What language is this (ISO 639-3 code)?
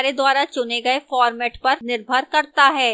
hin